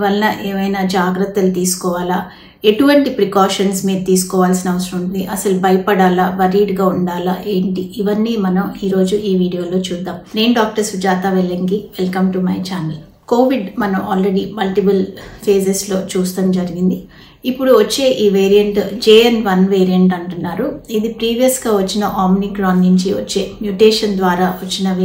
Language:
Telugu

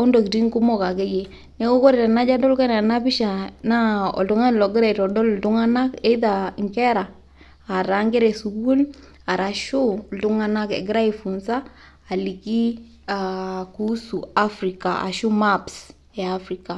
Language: Masai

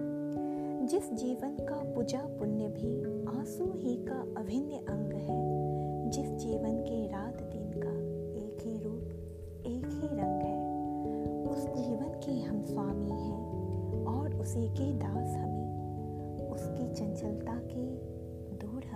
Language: Hindi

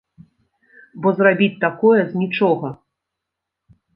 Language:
Belarusian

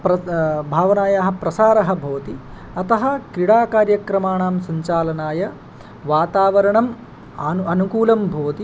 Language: Sanskrit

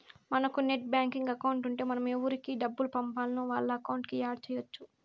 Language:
Telugu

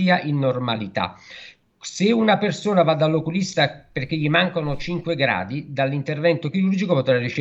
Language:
Italian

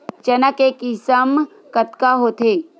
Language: Chhattisgarhi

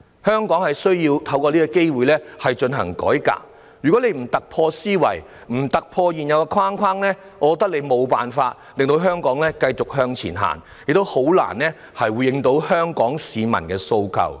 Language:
Cantonese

